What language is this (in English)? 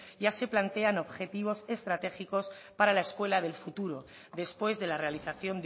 Spanish